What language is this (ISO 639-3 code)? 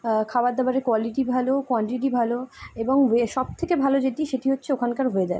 ben